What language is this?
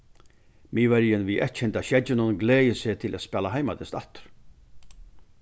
Faroese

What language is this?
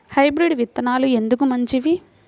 Telugu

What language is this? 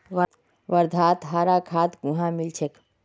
Magahi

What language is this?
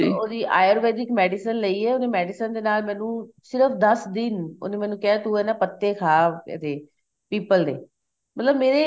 Punjabi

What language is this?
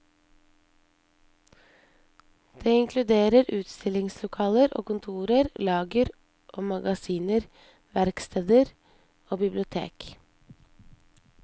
Norwegian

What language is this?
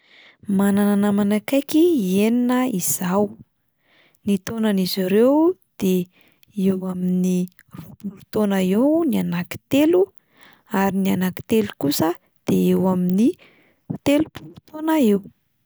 Malagasy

